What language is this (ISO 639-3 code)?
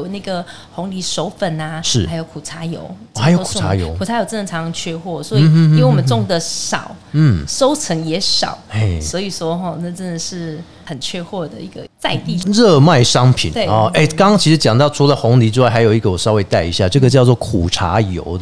zho